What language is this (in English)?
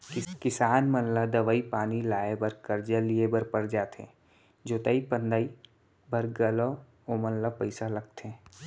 Chhattisgarhi